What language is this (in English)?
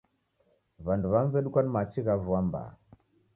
Taita